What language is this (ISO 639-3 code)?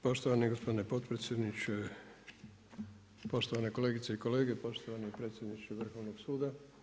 hrv